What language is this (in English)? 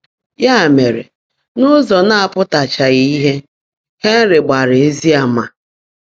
Igbo